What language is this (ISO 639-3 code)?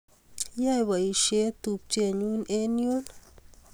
kln